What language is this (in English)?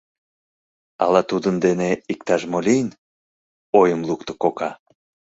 Mari